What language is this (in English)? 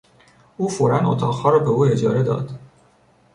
Persian